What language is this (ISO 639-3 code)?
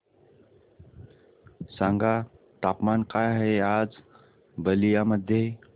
mar